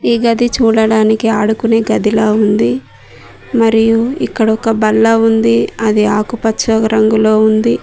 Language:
Telugu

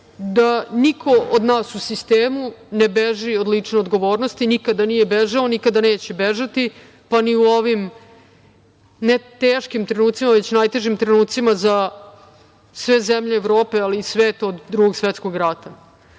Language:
Serbian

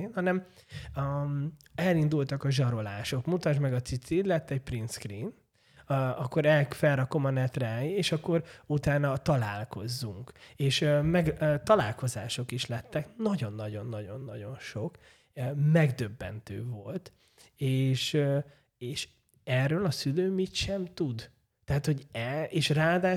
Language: Hungarian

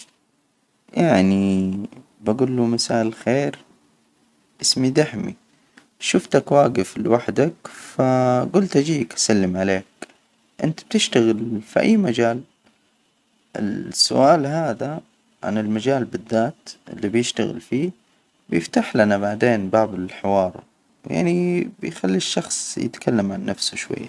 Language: Hijazi Arabic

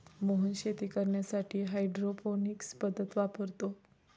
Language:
Marathi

